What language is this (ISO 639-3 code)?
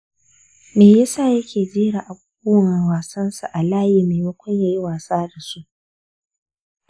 hau